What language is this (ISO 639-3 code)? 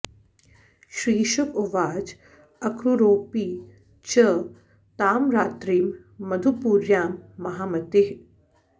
san